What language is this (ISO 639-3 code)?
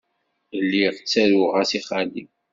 kab